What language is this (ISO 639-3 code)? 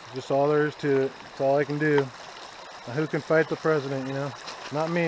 eng